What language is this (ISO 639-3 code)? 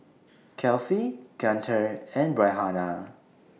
eng